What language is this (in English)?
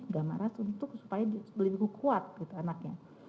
Indonesian